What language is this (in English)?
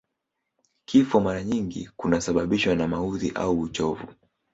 Swahili